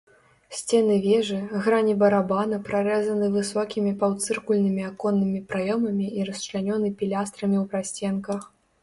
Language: Belarusian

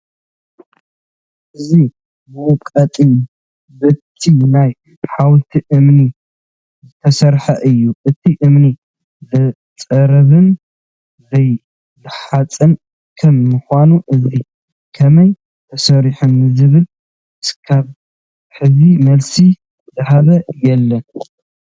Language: Tigrinya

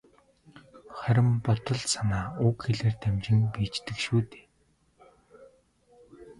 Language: Mongolian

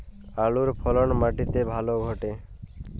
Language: Bangla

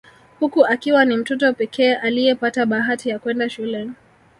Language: Swahili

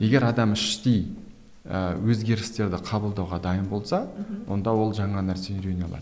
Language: Kazakh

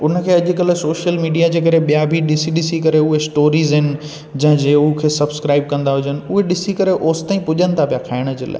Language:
Sindhi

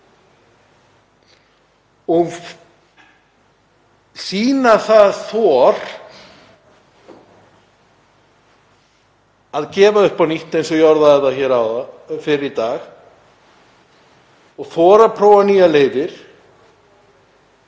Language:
Icelandic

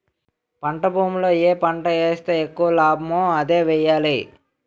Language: Telugu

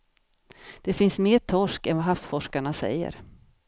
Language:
Swedish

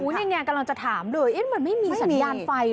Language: Thai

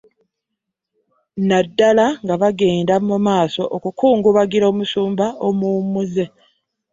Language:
Ganda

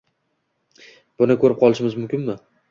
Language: Uzbek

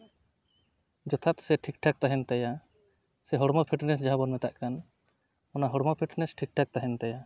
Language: Santali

